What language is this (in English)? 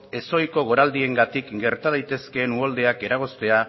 Basque